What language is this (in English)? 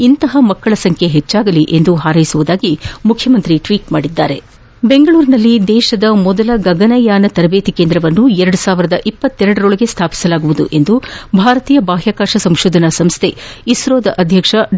Kannada